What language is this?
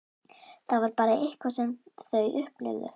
Icelandic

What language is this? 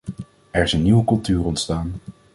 Dutch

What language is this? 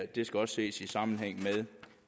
Danish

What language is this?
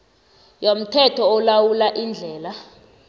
South Ndebele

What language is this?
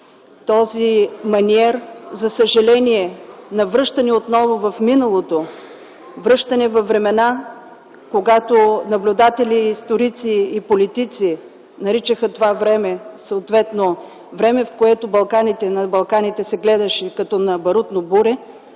Bulgarian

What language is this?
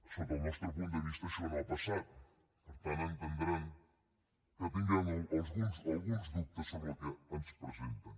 Catalan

